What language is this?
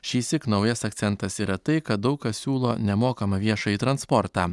Lithuanian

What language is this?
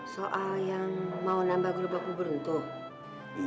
Indonesian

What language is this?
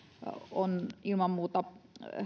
Finnish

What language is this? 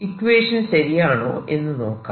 Malayalam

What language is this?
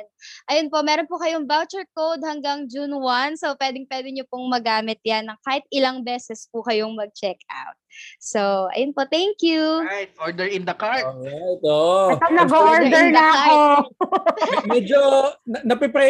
Filipino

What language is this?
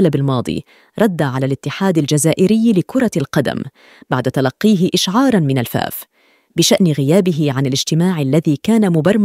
Arabic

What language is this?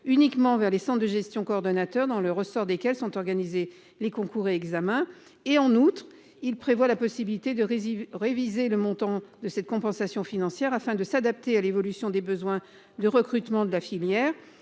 French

